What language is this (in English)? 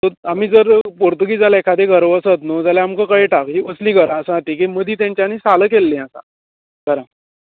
Konkani